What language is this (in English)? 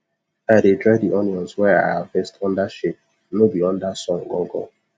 Nigerian Pidgin